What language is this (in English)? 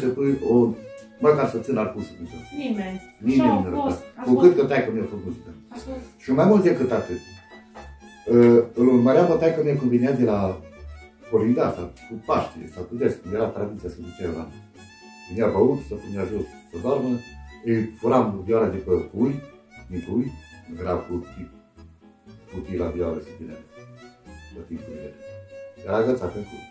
Romanian